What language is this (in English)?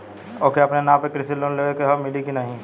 Bhojpuri